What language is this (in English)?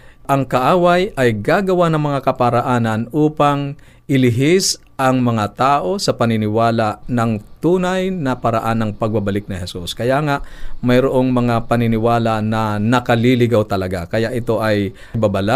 Filipino